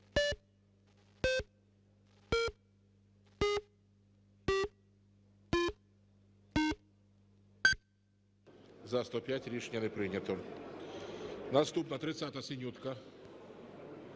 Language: Ukrainian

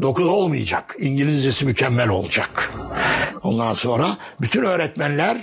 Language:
Turkish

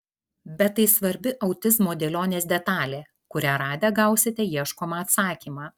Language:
Lithuanian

